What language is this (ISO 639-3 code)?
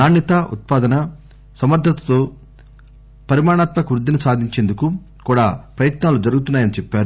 tel